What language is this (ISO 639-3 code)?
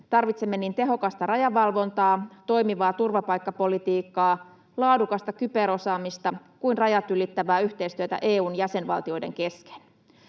fin